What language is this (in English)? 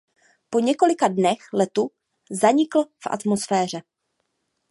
Czech